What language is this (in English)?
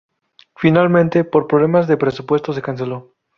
Spanish